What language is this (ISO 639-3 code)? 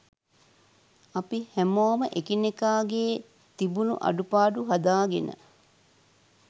sin